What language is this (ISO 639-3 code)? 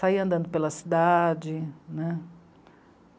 por